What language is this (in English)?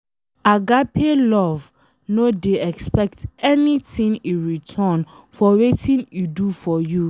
Nigerian Pidgin